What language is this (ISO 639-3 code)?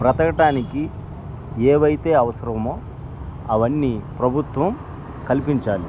tel